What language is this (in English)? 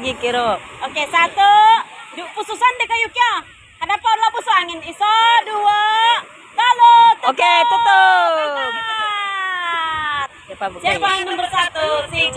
Indonesian